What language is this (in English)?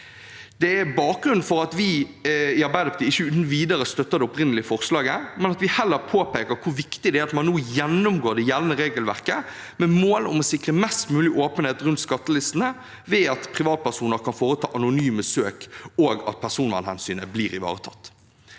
Norwegian